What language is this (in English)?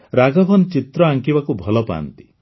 Odia